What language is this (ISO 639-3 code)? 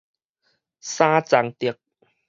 nan